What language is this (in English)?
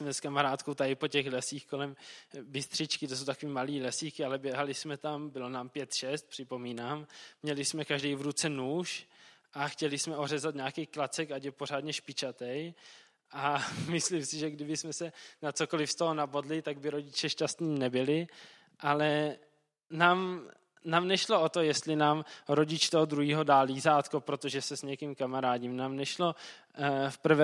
Czech